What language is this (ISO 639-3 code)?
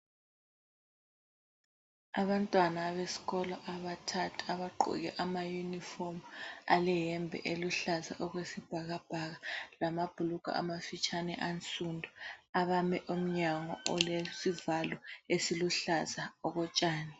nde